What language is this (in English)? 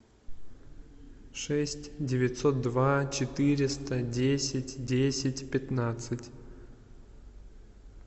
Russian